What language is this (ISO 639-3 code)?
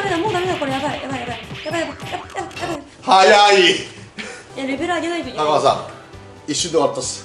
jpn